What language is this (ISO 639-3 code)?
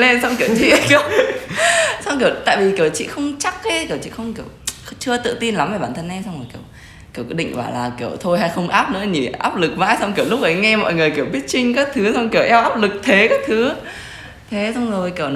vie